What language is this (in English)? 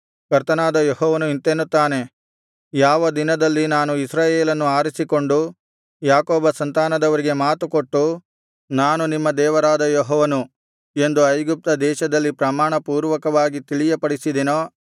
Kannada